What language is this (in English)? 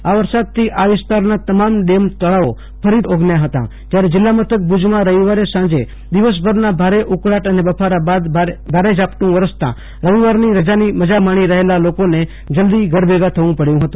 Gujarati